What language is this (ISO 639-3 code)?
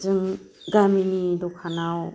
brx